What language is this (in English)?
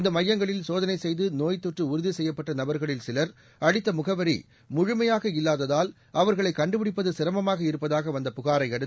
Tamil